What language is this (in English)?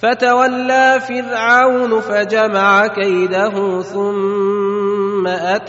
Arabic